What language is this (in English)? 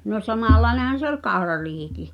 Finnish